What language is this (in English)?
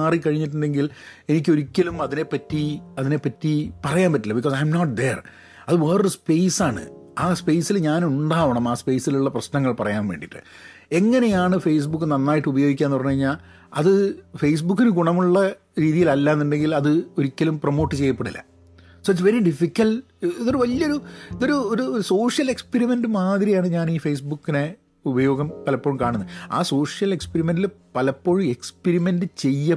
Malayalam